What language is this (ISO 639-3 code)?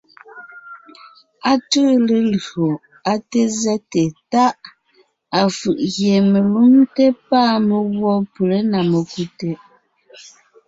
nnh